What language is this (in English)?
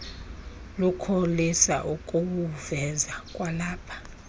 Xhosa